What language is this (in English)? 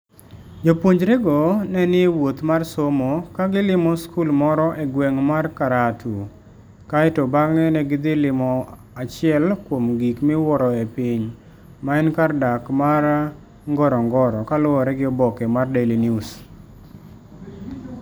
Luo (Kenya and Tanzania)